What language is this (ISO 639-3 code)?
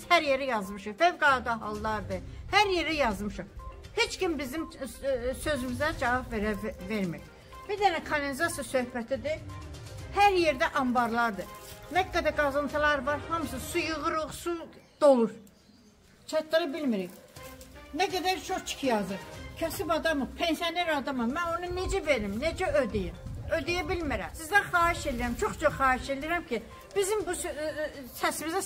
tur